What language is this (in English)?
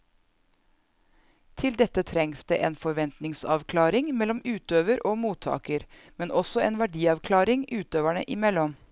Norwegian